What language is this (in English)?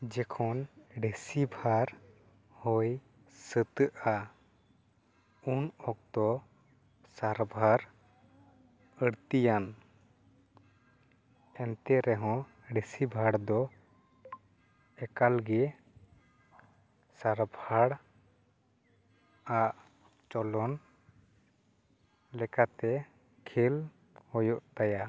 Santali